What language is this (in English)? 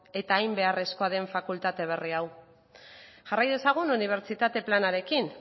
Basque